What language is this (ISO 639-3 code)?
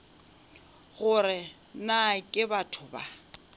nso